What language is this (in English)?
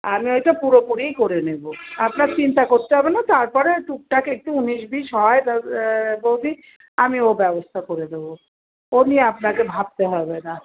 Bangla